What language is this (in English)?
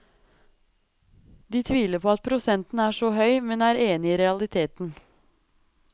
Norwegian